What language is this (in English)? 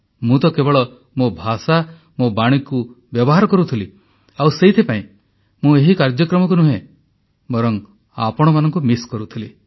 Odia